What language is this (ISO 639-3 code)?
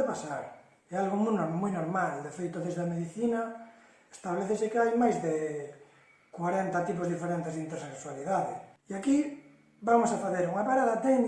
glg